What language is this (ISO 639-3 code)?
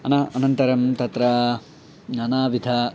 san